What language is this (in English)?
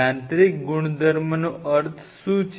Gujarati